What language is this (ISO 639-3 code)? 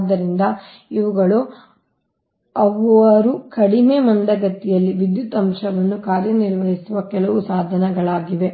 kan